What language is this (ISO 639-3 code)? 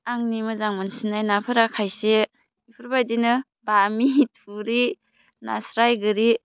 brx